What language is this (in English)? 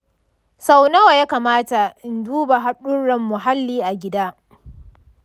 Hausa